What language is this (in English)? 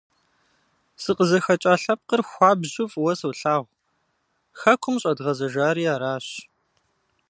Kabardian